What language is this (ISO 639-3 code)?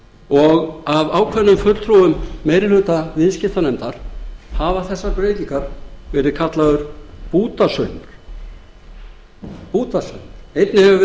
isl